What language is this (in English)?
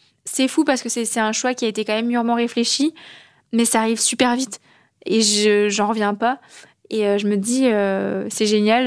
French